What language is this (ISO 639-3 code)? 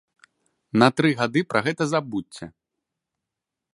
bel